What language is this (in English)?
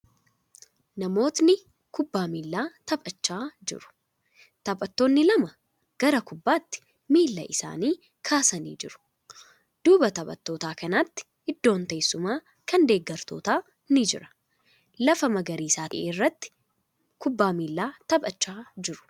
Oromo